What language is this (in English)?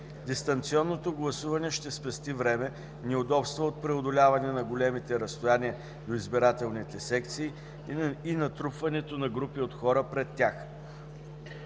Bulgarian